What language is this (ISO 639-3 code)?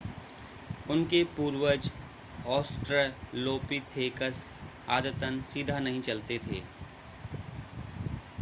hin